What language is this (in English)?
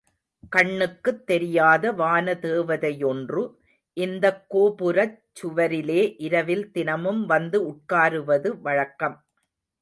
Tamil